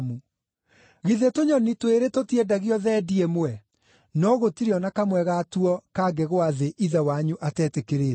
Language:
Kikuyu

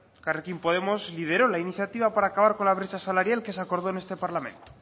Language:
Spanish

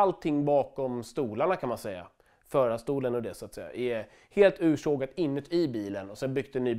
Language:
Swedish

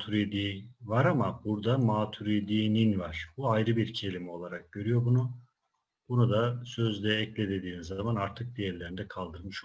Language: Turkish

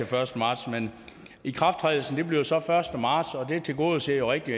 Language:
Danish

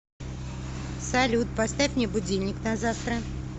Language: Russian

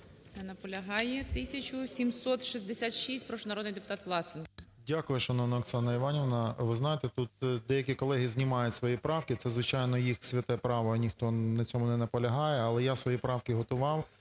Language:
Ukrainian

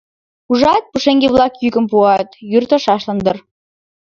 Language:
Mari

